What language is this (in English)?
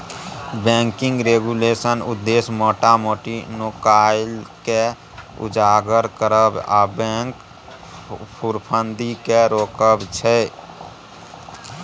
Maithili